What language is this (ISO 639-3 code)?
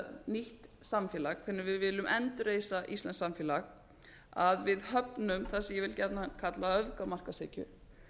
isl